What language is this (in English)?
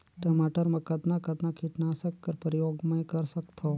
Chhattisgarhi